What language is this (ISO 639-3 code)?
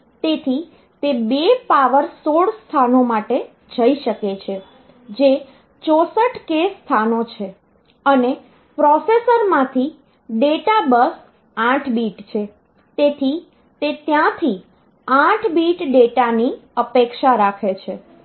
guj